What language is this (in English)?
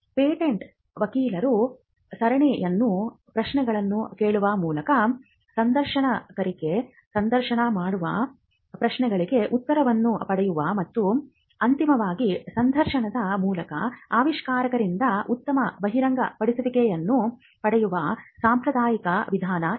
Kannada